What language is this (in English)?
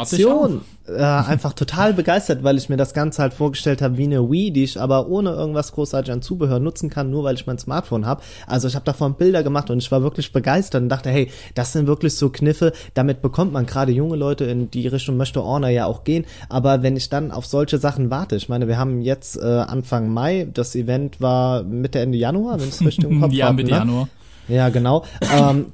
German